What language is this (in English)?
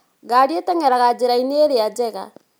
Kikuyu